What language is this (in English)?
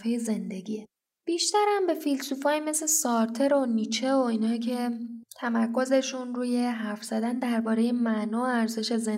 Persian